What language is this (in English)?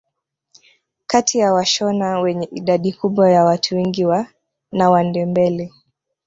Swahili